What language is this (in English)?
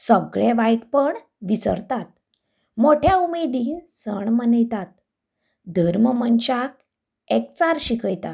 Konkani